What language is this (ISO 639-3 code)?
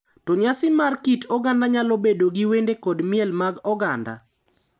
luo